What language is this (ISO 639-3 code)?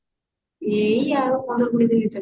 ori